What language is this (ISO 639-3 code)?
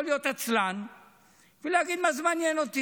heb